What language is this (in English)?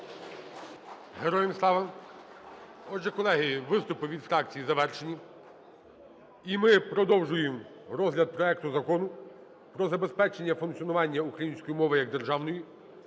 Ukrainian